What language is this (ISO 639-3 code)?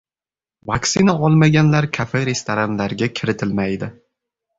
uzb